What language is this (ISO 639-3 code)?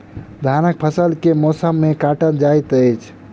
mai